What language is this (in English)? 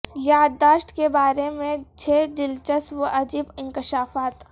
Urdu